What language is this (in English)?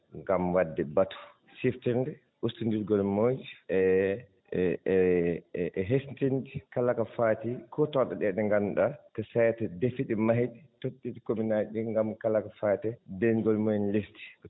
Fula